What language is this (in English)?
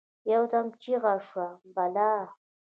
Pashto